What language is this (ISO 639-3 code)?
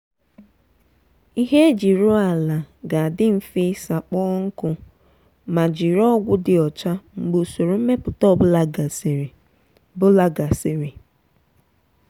ibo